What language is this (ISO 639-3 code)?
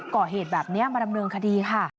tha